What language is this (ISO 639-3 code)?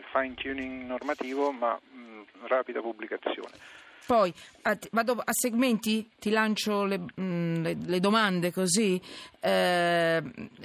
ita